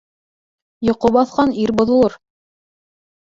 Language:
Bashkir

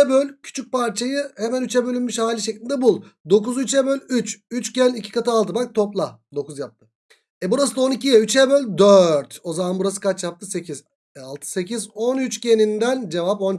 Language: Turkish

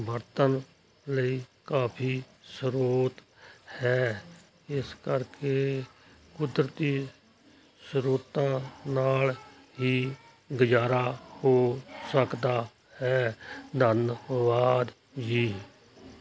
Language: Punjabi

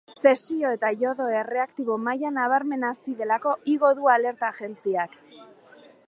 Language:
Basque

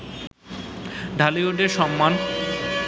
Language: Bangla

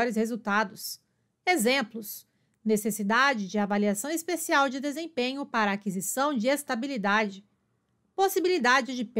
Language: Portuguese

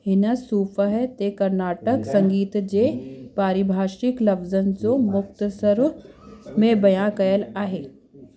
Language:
Sindhi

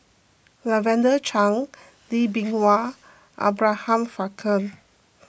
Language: English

